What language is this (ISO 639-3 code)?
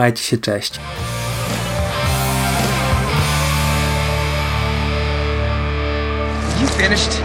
pol